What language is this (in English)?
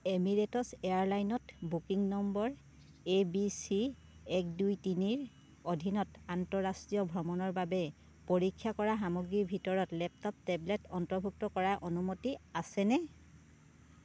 Assamese